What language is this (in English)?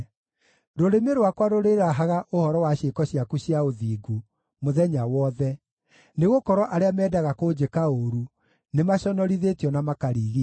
Kikuyu